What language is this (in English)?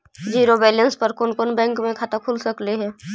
Magahi